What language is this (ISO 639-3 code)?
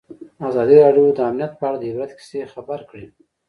pus